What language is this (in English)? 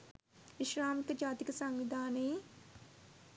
Sinhala